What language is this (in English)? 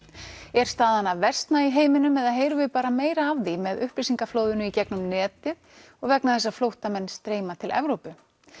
Icelandic